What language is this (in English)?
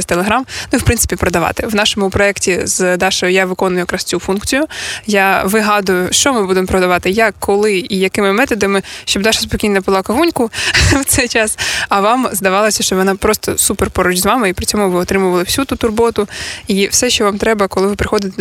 Ukrainian